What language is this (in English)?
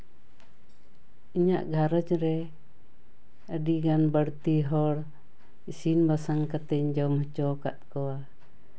Santali